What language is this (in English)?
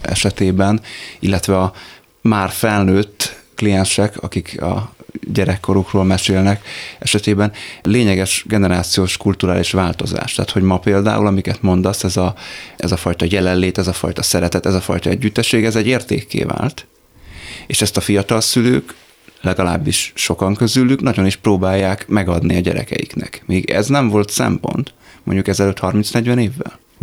Hungarian